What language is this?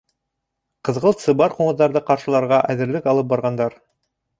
Bashkir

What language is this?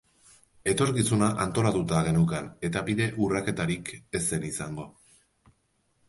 Basque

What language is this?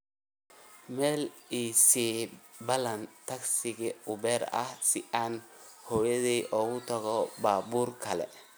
Somali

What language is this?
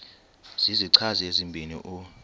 Xhosa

